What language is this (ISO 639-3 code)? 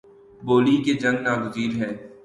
urd